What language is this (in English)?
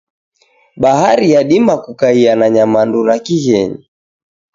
Taita